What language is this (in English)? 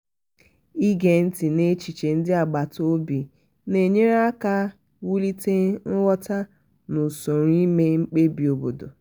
Igbo